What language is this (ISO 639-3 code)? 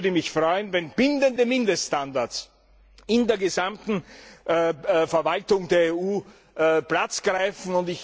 deu